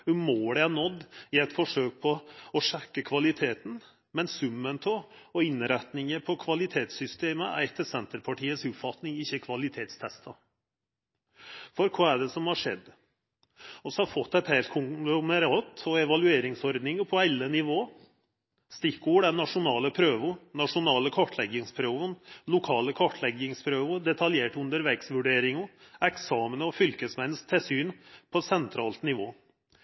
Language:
Norwegian Nynorsk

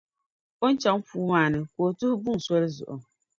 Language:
Dagbani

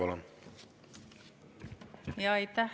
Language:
Estonian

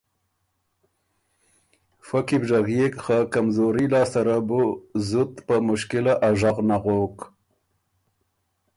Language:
Ormuri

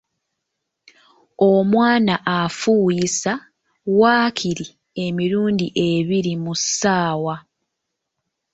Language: Ganda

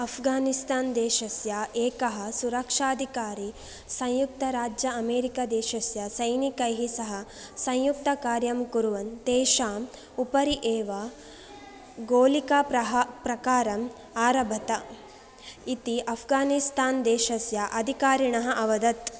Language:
Sanskrit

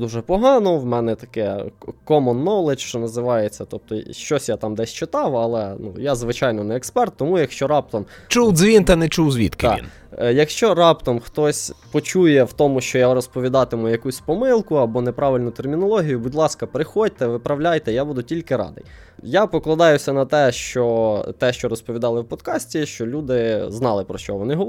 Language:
Ukrainian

